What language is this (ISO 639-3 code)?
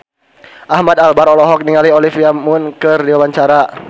sun